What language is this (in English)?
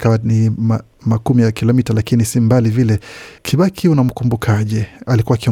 Swahili